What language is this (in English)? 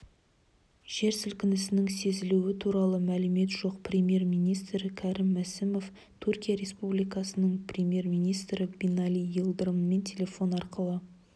Kazakh